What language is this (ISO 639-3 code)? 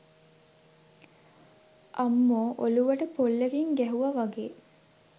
sin